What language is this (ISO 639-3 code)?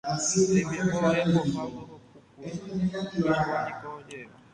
grn